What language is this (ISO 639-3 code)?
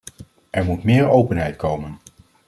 nld